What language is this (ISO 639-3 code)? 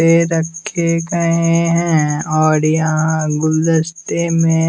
hin